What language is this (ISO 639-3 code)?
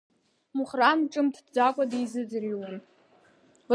abk